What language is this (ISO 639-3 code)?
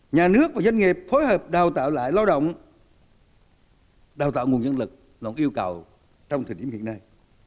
vie